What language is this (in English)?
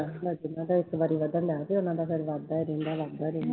Punjabi